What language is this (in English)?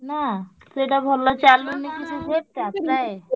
Odia